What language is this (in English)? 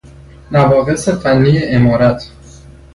Persian